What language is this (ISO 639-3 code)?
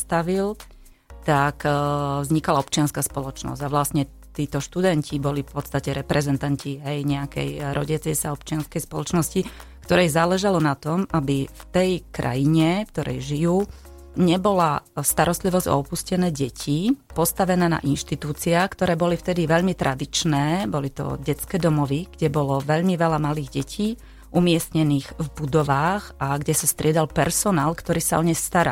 slk